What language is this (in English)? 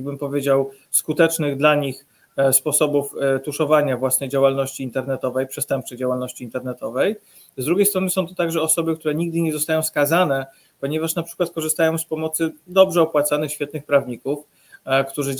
Polish